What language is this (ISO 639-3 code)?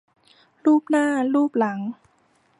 tha